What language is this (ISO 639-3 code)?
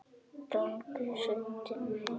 isl